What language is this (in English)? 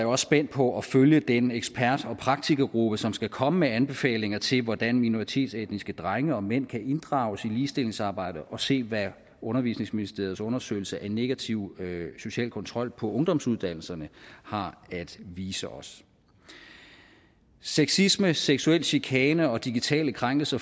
Danish